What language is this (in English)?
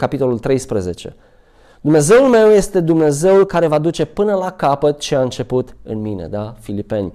Romanian